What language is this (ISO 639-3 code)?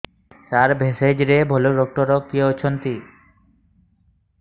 ori